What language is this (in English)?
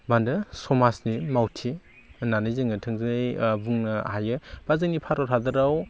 Bodo